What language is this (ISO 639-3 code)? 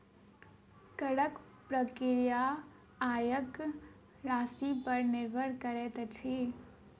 mai